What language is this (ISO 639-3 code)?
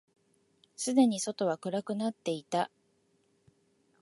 jpn